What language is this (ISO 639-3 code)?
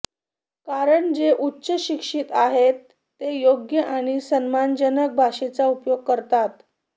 mar